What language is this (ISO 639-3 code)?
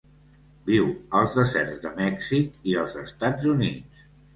cat